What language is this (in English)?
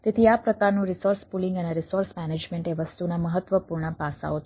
Gujarati